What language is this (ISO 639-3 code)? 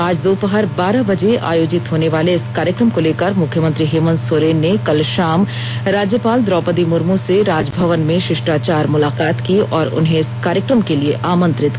hin